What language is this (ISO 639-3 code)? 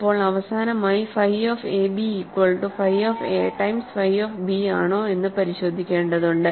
mal